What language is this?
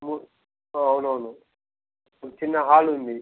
Telugu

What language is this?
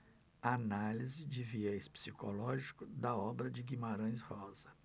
Portuguese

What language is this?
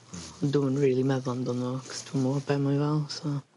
Welsh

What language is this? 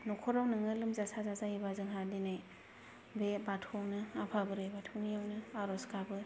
Bodo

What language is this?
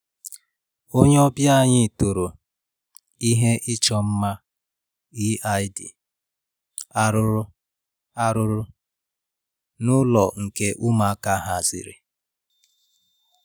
Igbo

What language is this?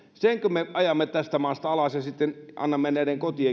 Finnish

